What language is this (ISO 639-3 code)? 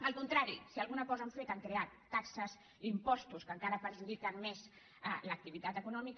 cat